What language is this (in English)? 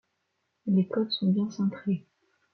French